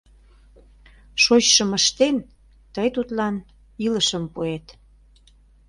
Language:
Mari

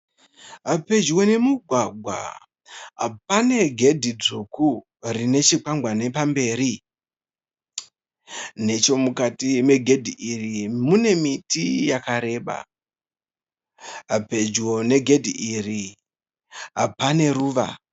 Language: Shona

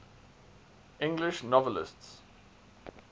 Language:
English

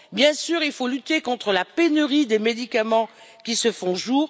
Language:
French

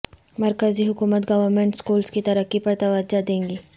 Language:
Urdu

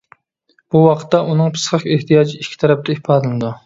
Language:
Uyghur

